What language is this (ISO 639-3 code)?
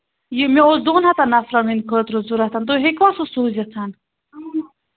kas